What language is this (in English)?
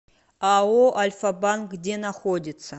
Russian